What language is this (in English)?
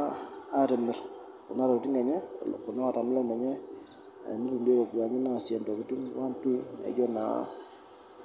Masai